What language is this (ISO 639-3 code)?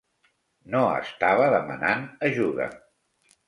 cat